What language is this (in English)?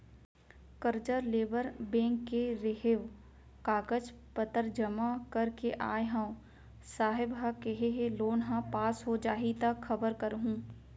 Chhattisgarhi